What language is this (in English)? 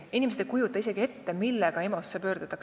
Estonian